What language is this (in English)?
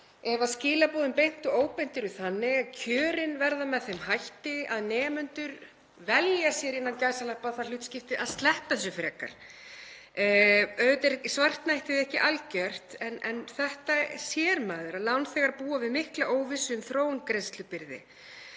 Icelandic